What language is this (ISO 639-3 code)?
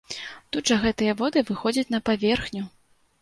bel